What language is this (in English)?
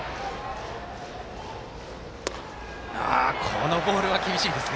Japanese